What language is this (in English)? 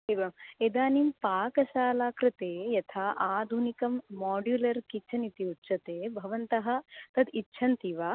Sanskrit